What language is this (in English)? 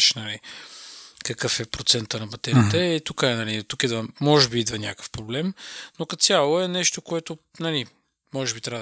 Bulgarian